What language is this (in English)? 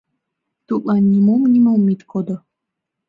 Mari